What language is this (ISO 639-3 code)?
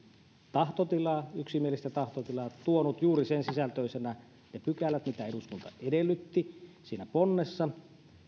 fin